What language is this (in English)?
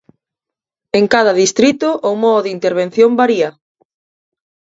Galician